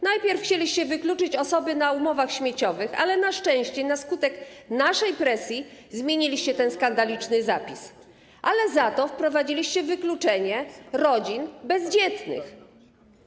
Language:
Polish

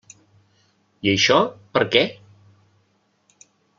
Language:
Catalan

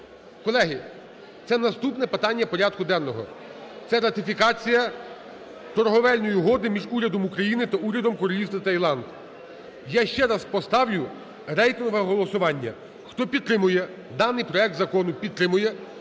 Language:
Ukrainian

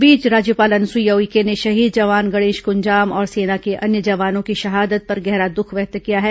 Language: Hindi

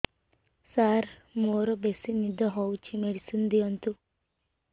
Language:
Odia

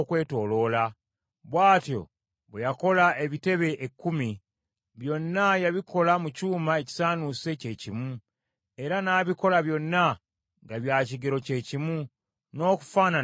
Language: Ganda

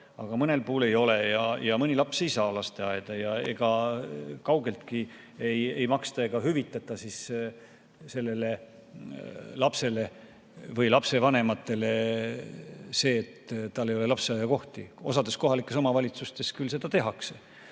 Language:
Estonian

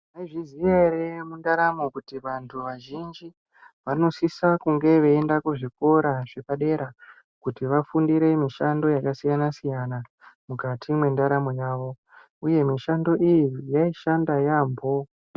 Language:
Ndau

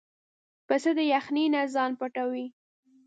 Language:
Pashto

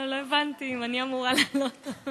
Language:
Hebrew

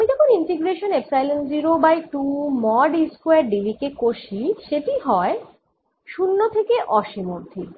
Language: Bangla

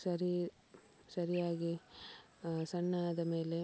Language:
Kannada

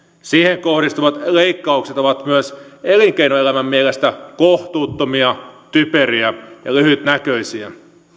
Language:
Finnish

